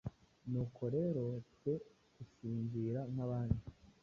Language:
Kinyarwanda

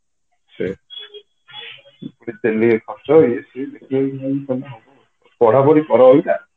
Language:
Odia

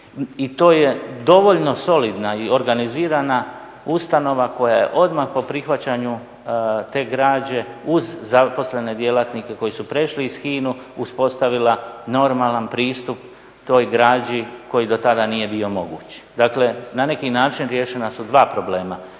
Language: Croatian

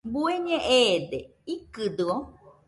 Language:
Nüpode Huitoto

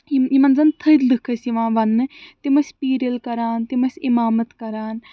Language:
Kashmiri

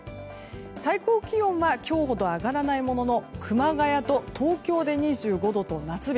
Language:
Japanese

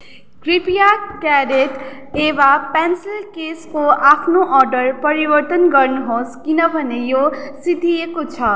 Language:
Nepali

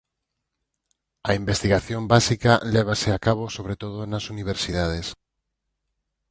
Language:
Galician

